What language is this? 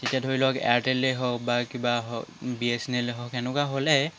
Assamese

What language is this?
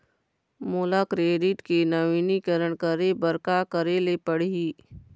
Chhattisgarhi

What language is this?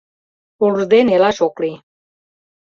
Mari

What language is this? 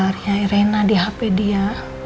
Indonesian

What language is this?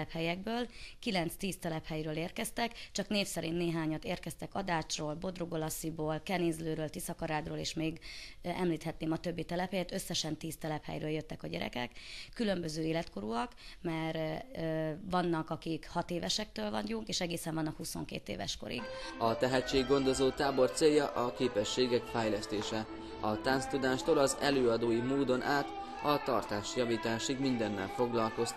Hungarian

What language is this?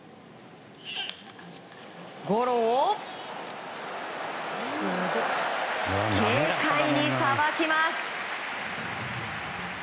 Japanese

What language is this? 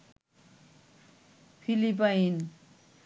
Bangla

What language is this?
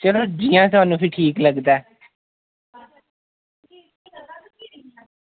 Dogri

